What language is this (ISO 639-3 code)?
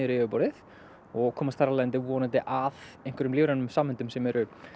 isl